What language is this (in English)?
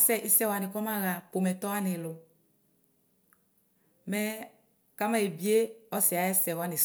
Ikposo